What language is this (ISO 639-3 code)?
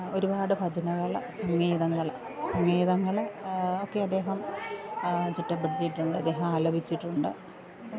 mal